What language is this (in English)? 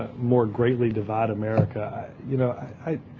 English